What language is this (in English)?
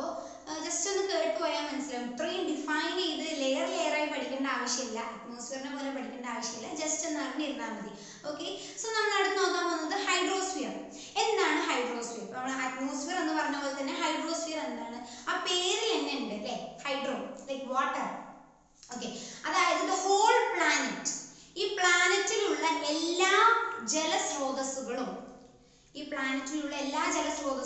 Malayalam